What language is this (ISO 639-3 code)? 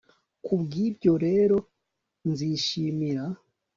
kin